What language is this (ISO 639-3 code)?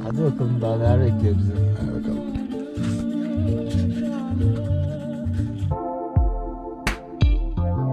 tur